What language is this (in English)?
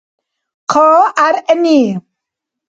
Dargwa